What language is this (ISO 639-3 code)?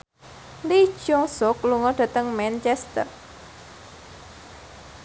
jav